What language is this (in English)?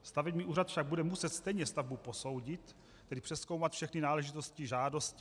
Czech